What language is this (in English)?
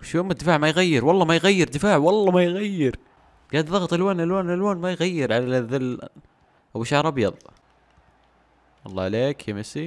Arabic